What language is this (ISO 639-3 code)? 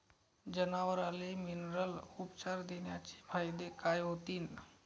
mar